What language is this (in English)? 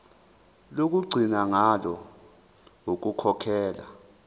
Zulu